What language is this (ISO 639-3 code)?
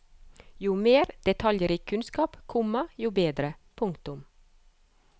nor